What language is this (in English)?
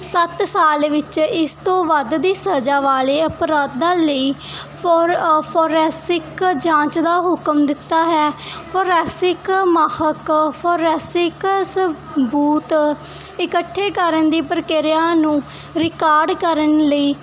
Punjabi